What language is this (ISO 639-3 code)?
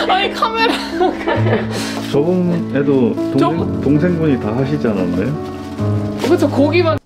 kor